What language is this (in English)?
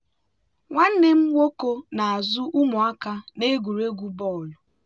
Igbo